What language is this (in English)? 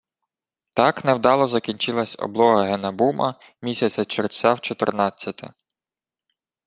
Ukrainian